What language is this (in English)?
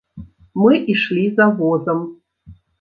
Belarusian